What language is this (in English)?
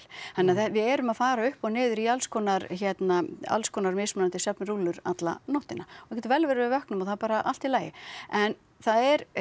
Icelandic